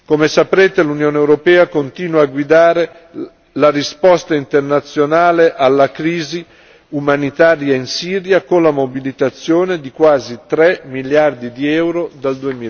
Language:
Italian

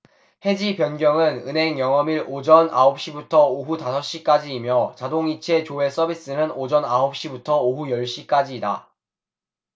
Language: Korean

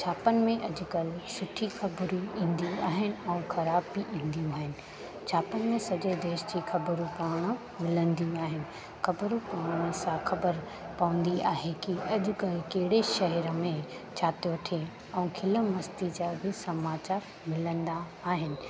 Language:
Sindhi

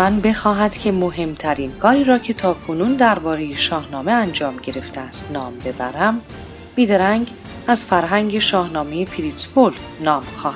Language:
Persian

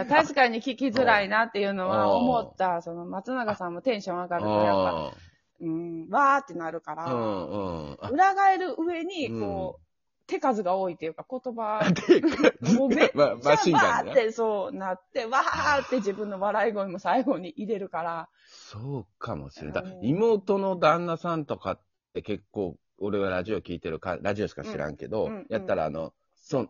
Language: Japanese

